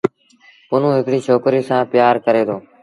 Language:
Sindhi Bhil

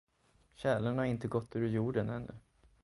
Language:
Swedish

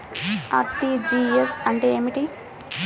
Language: Telugu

